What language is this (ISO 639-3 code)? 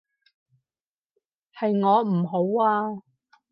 yue